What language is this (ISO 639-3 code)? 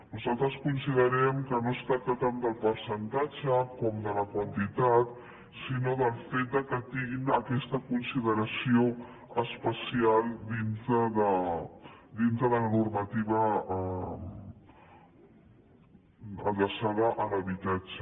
cat